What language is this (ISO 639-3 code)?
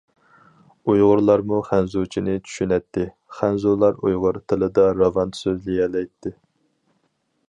uig